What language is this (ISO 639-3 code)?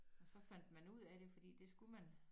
dan